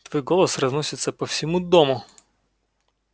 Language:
Russian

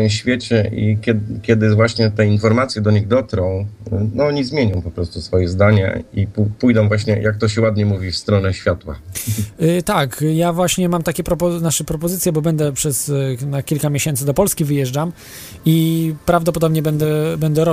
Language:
Polish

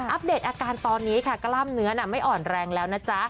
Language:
Thai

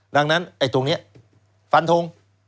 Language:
Thai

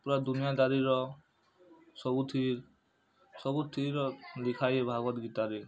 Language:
Odia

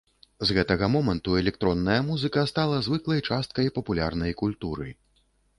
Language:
Belarusian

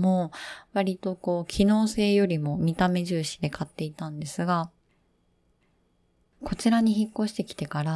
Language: Japanese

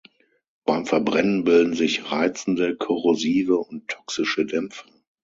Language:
German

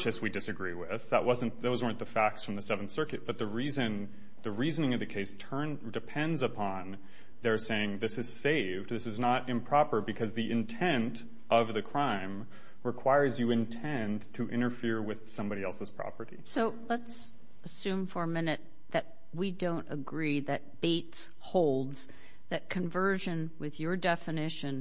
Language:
English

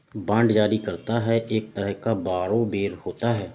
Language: Hindi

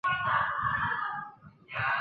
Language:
Chinese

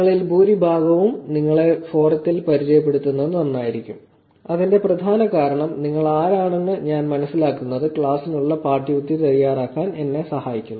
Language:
Malayalam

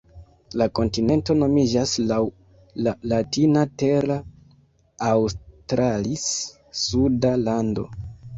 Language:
Esperanto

